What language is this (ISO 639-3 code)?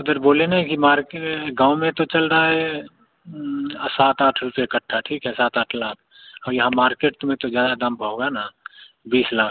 hin